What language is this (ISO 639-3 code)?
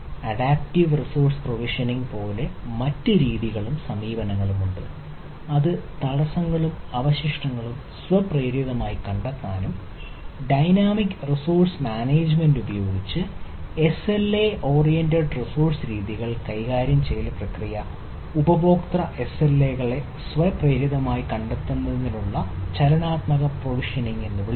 mal